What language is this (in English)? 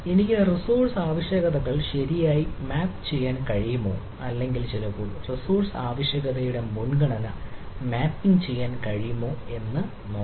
Malayalam